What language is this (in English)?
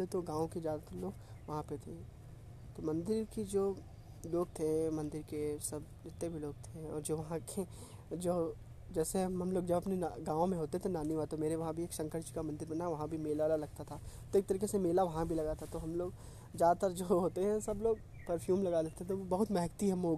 Hindi